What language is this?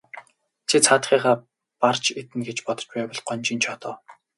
Mongolian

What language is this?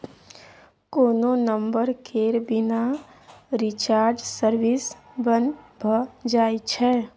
Maithili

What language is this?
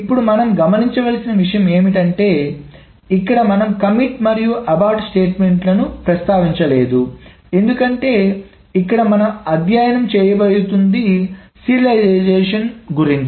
Telugu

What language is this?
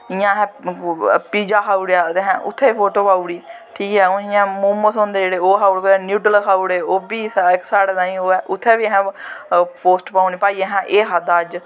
Dogri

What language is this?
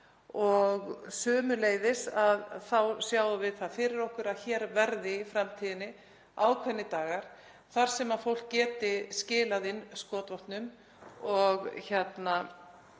Icelandic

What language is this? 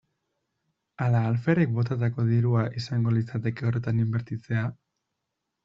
Basque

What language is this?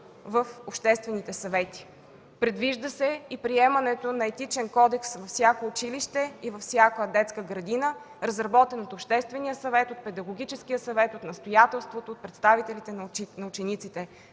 Bulgarian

